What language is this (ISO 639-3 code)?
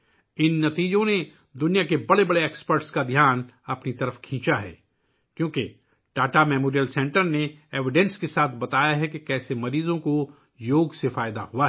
urd